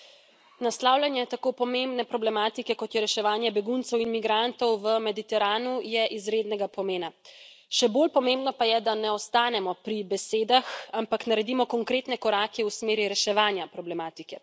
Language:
Slovenian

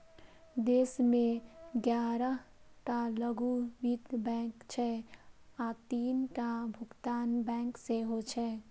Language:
Maithili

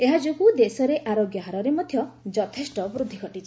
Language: Odia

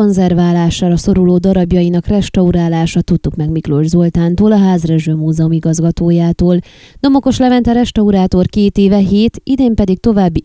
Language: Hungarian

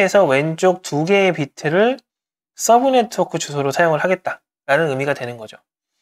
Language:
Korean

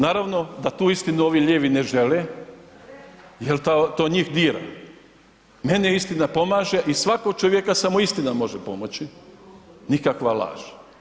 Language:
Croatian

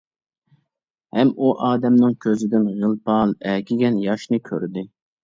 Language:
Uyghur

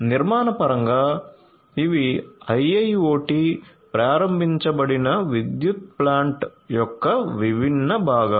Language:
Telugu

